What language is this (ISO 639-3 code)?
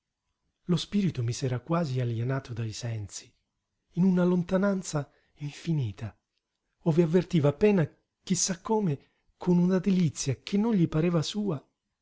ita